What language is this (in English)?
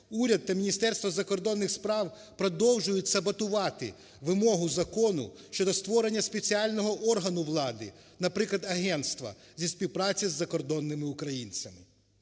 Ukrainian